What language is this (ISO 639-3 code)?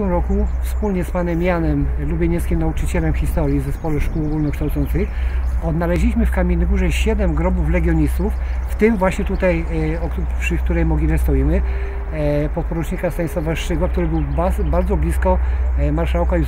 pol